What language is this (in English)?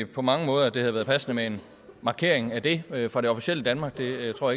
Danish